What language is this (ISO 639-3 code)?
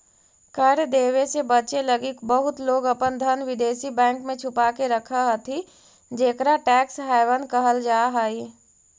mag